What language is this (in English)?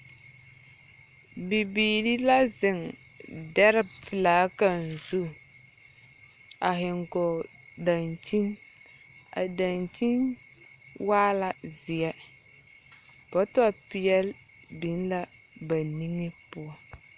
Southern Dagaare